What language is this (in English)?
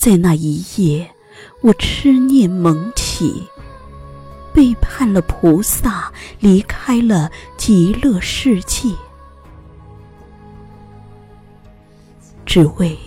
Chinese